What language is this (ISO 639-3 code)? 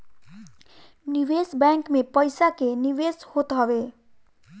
bho